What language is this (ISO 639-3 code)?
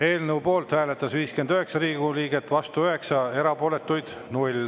est